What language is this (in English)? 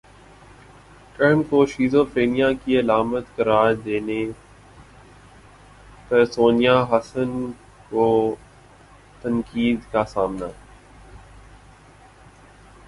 Urdu